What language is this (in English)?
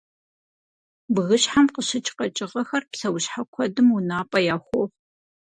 Kabardian